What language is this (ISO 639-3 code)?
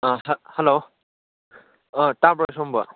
mni